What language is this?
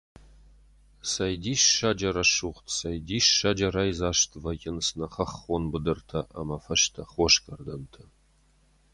Ossetic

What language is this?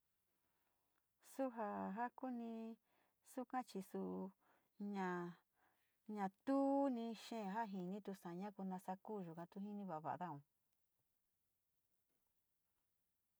Sinicahua Mixtec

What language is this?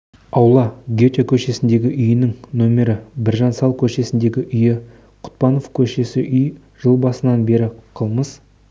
Kazakh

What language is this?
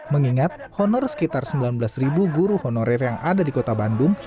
Indonesian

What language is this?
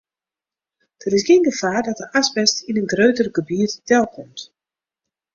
Western Frisian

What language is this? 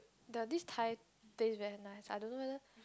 English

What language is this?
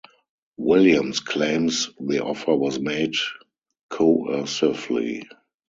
English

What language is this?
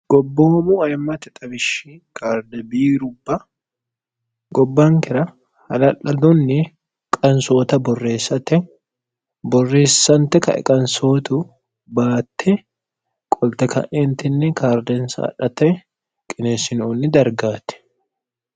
Sidamo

